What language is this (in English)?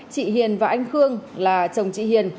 Vietnamese